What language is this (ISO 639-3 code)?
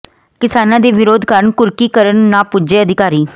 pan